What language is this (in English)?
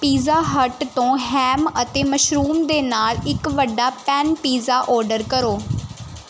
Punjabi